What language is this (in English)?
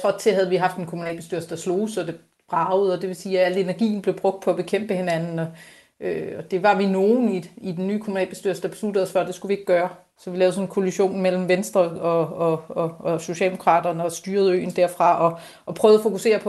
Danish